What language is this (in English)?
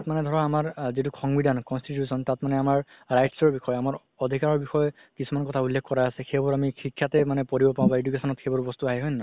Assamese